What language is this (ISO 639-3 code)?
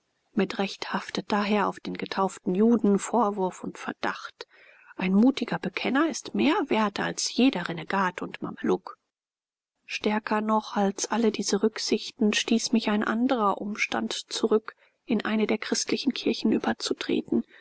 deu